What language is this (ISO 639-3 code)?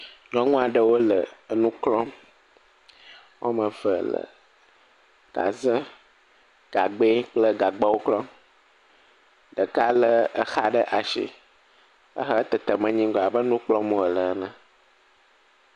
ewe